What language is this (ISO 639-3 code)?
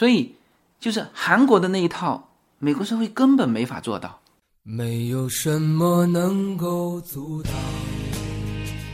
zho